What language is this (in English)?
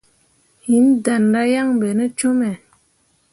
Mundang